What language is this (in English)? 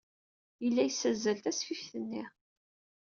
Kabyle